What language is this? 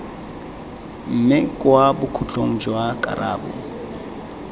Tswana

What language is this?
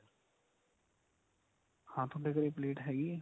Punjabi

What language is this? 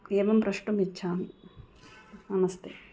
Sanskrit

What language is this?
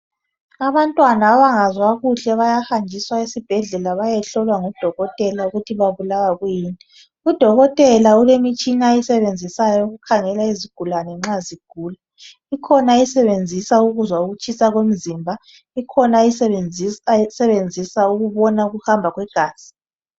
North Ndebele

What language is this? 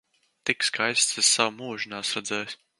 Latvian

